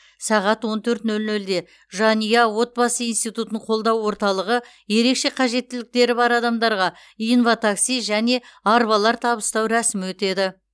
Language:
Kazakh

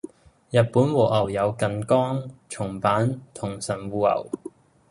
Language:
Cantonese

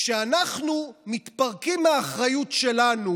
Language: Hebrew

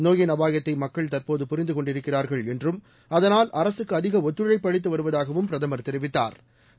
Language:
Tamil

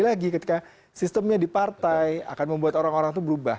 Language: Indonesian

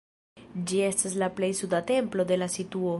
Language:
Esperanto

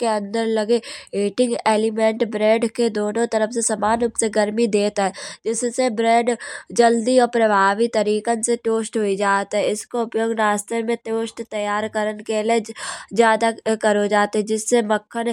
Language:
Kanauji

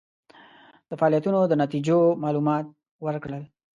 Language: Pashto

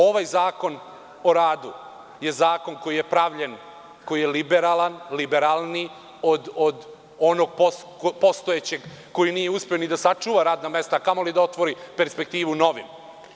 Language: Serbian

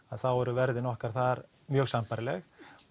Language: Icelandic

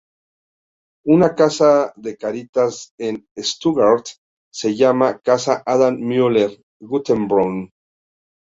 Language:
Spanish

